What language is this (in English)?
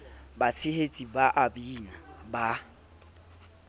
Southern Sotho